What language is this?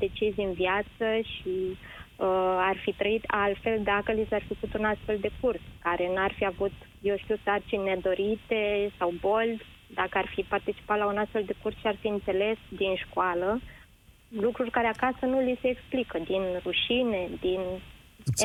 Romanian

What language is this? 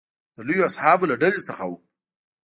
Pashto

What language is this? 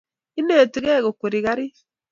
Kalenjin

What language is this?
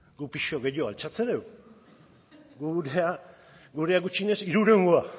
Basque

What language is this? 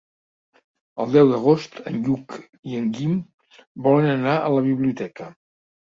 Catalan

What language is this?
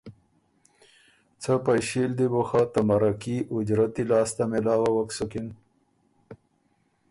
Ormuri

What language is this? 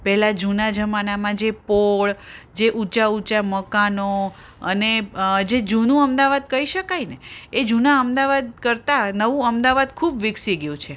Gujarati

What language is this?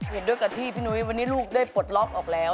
Thai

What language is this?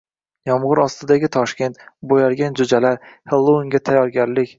Uzbek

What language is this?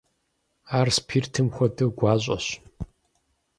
Kabardian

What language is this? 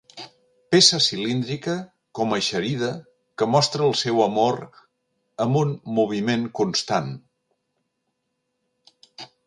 Catalan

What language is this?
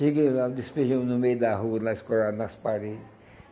Portuguese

